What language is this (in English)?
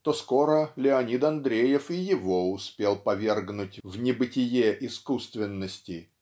Russian